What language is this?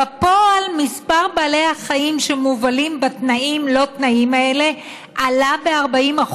Hebrew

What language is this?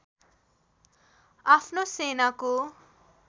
Nepali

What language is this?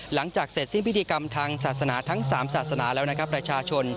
Thai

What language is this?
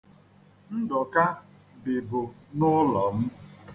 Igbo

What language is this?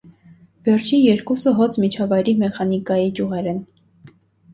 Armenian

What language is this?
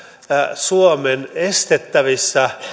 Finnish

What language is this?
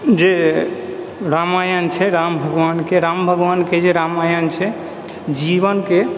Maithili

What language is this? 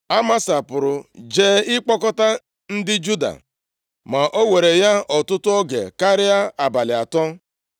Igbo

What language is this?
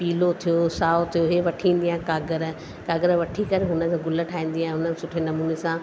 Sindhi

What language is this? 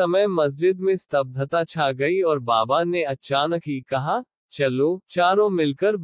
Hindi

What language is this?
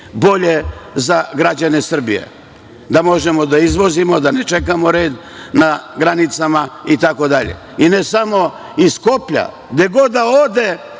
Serbian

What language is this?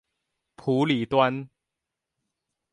Chinese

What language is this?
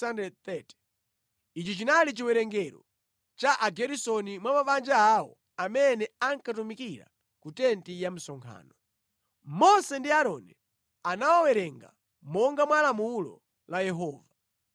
Nyanja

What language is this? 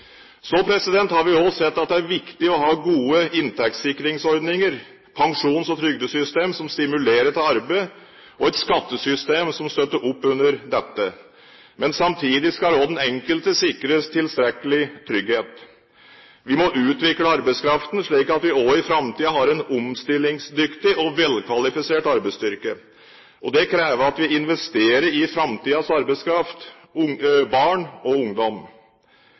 Norwegian Bokmål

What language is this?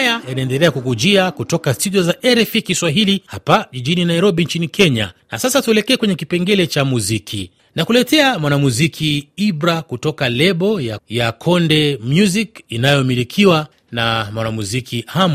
Swahili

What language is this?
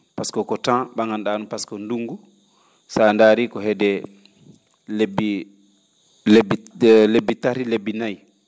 Fula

